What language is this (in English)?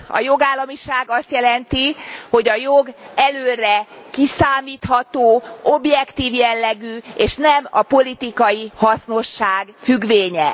Hungarian